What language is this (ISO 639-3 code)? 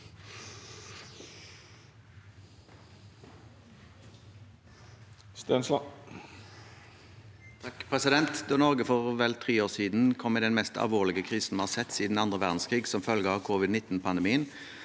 nor